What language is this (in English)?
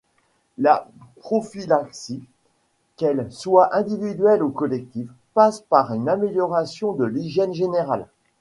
French